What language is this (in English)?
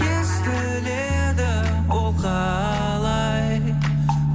Kazakh